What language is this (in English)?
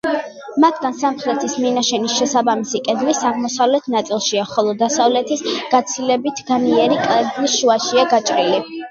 Georgian